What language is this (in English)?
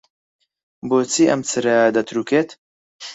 Central Kurdish